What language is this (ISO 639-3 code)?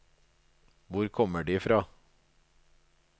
nor